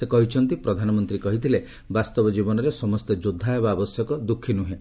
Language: Odia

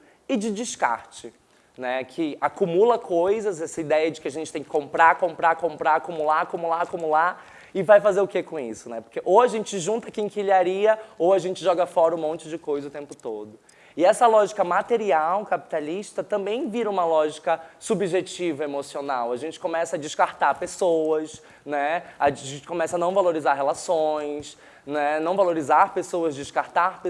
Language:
Portuguese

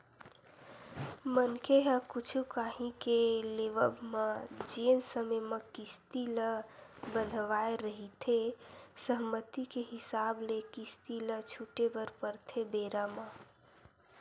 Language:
Chhattisgarhi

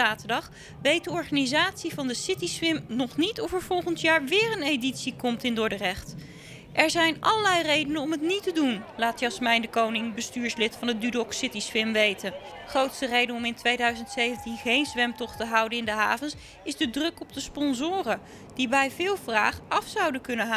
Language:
Dutch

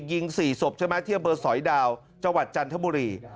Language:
Thai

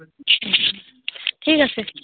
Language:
Assamese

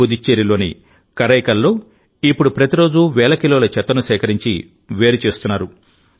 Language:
Telugu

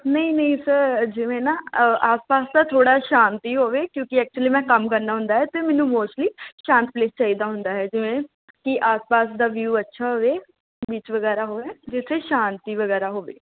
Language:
Punjabi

